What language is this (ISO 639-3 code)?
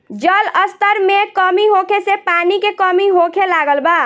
bho